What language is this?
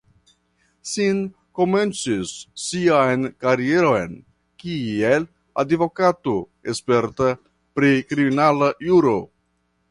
Esperanto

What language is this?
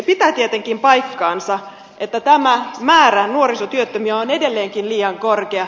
Finnish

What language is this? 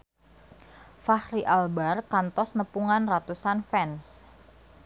Sundanese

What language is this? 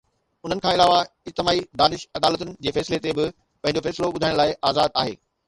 Sindhi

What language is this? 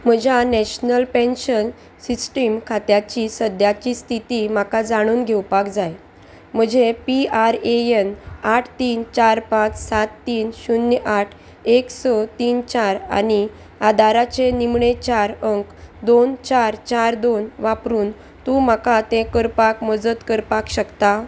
Konkani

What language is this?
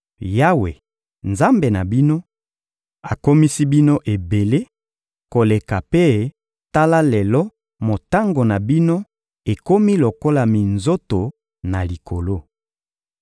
Lingala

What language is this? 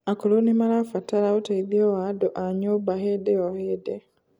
Kikuyu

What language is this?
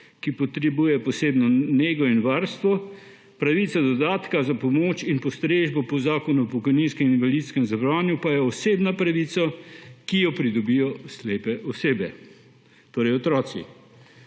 Slovenian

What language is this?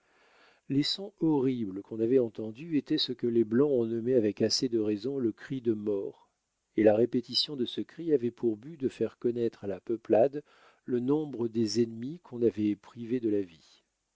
French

